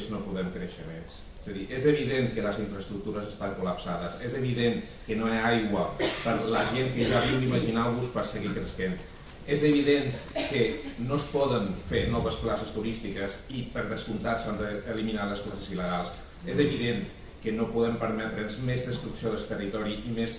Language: Catalan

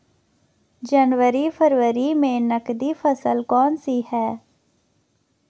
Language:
Hindi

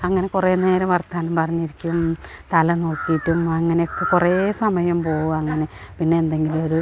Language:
Malayalam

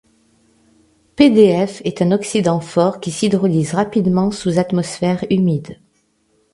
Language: French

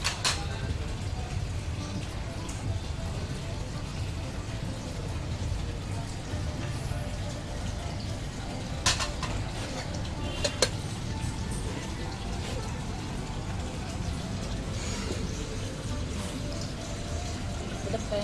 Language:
Indonesian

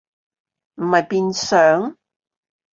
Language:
Cantonese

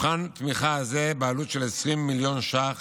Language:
Hebrew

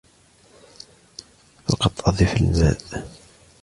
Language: Arabic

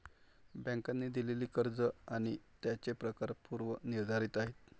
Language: Marathi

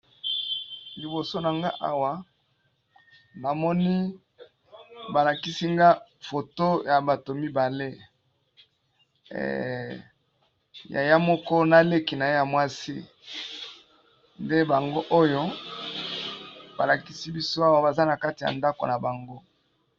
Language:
Lingala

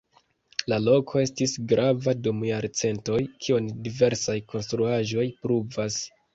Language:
Esperanto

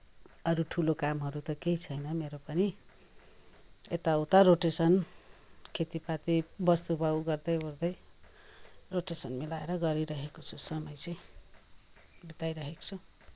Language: Nepali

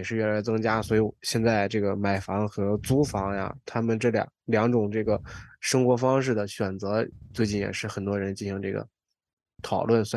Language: Chinese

